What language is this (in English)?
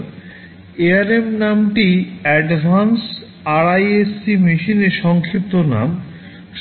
Bangla